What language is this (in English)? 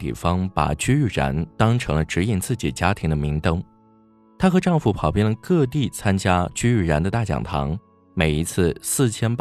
Chinese